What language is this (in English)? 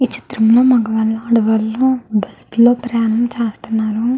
Telugu